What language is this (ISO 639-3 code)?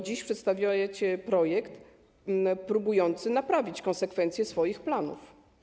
pol